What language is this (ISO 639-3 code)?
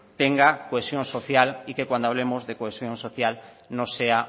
spa